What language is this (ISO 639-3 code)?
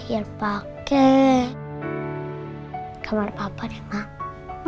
ind